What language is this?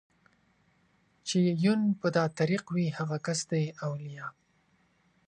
Pashto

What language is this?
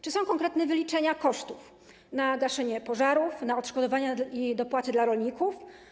Polish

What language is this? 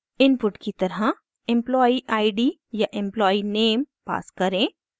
Hindi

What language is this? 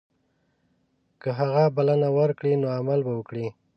Pashto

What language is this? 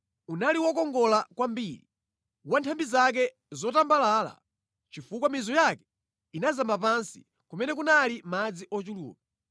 Nyanja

